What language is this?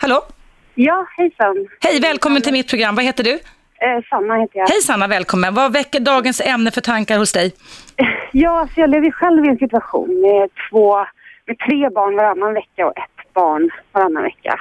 Swedish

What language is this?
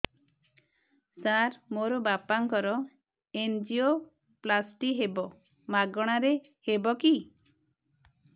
Odia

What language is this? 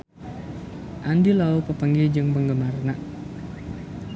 Sundanese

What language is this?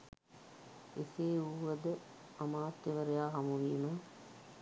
Sinhala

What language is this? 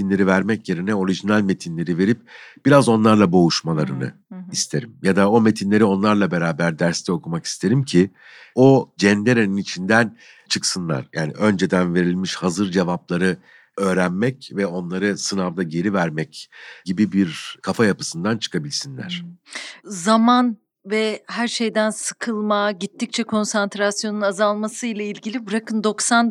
Turkish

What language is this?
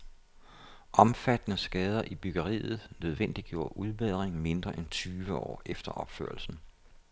Danish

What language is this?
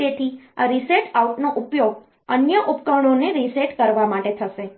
Gujarati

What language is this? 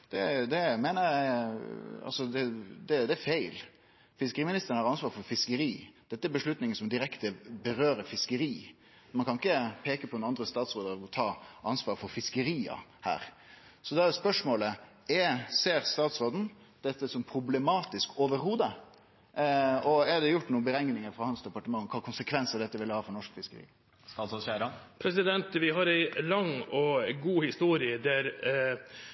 Norwegian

